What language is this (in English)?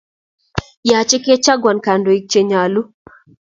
Kalenjin